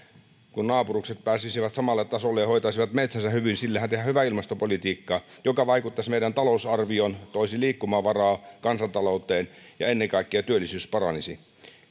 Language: Finnish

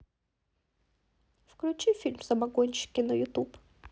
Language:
Russian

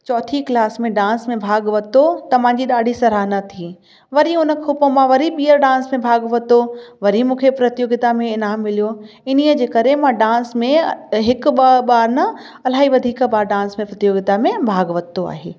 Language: Sindhi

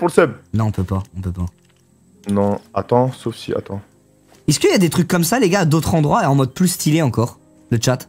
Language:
French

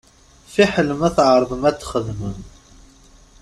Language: Kabyle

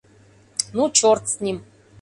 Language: Mari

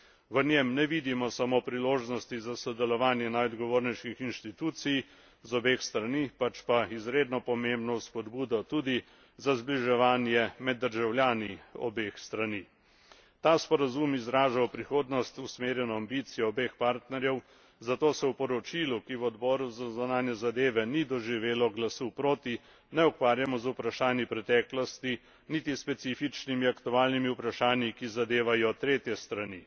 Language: Slovenian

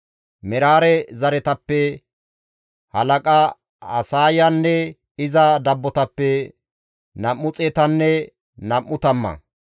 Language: Gamo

